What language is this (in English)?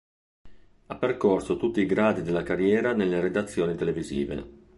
Italian